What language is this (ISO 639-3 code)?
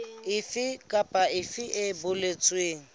sot